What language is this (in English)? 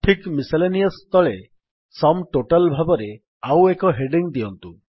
Odia